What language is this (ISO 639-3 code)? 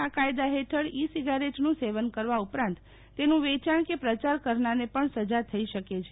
guj